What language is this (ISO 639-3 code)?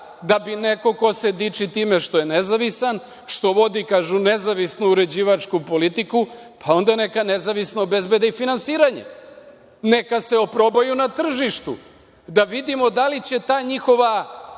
srp